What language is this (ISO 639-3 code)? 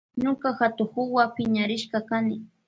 qvj